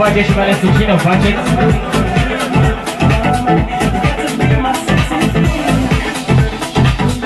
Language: Romanian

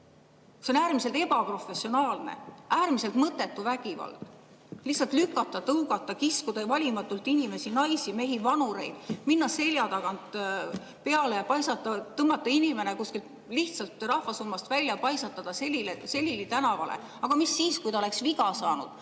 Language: Estonian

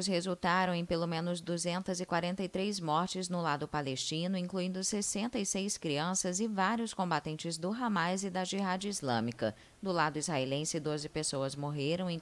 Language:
Portuguese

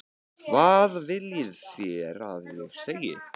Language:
Icelandic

